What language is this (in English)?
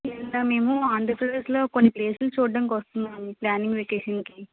Telugu